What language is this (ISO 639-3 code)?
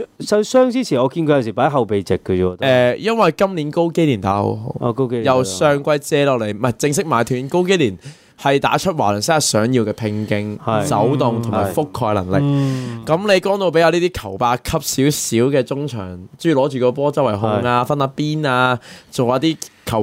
zho